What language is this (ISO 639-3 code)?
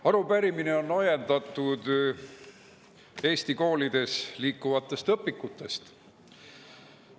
est